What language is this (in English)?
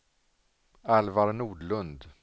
Swedish